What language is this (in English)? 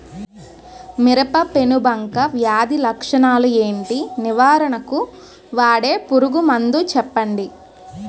Telugu